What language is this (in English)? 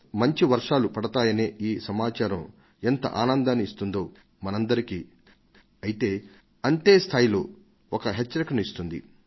Telugu